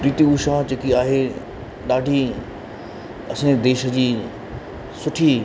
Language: Sindhi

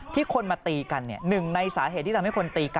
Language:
Thai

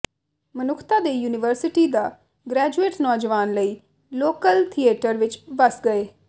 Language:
Punjabi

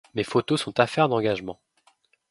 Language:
French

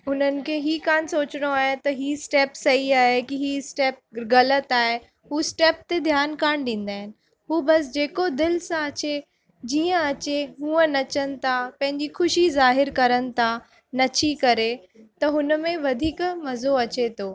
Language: Sindhi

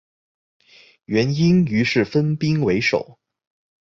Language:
Chinese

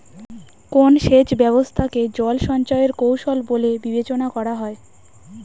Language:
Bangla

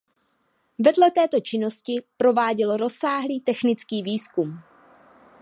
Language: Czech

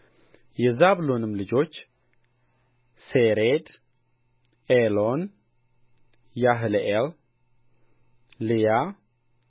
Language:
Amharic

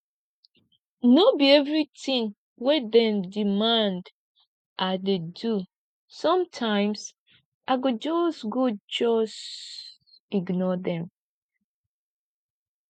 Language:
Nigerian Pidgin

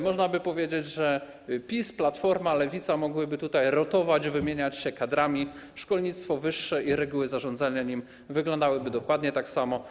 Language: Polish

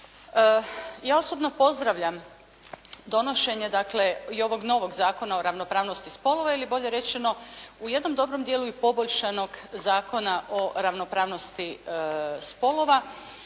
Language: Croatian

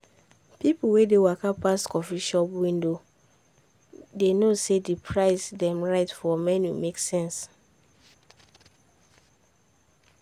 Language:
Nigerian Pidgin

